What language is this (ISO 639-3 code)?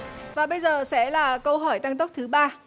vie